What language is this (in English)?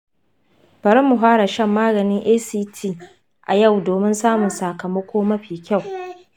Hausa